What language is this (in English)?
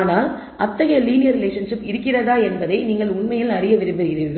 Tamil